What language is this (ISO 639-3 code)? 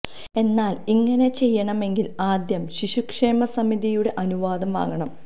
mal